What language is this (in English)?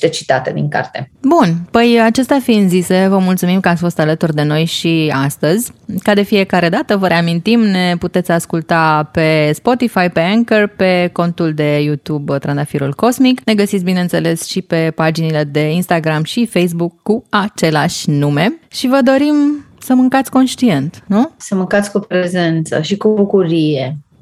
Romanian